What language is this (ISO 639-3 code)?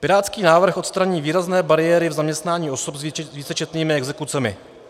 ces